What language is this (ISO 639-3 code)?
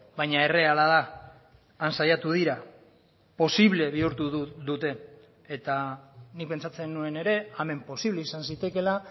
eus